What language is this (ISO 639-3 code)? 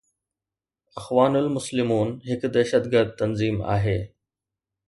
snd